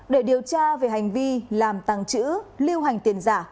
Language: Vietnamese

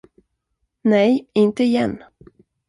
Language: Swedish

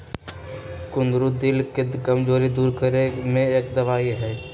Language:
Magahi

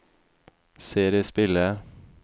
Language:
Norwegian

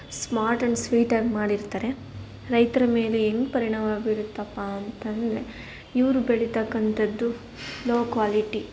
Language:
Kannada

